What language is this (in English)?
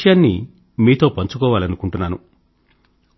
Telugu